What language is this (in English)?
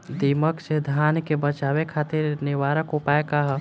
Bhojpuri